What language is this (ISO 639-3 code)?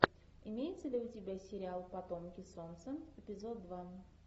rus